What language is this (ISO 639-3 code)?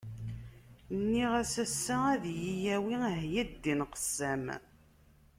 kab